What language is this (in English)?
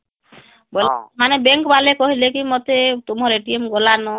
Odia